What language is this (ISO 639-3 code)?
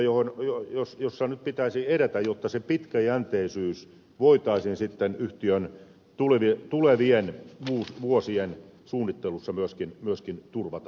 fin